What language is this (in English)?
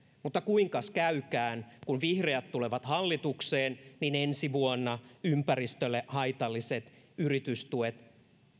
Finnish